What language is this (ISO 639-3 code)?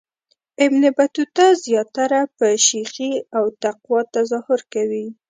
pus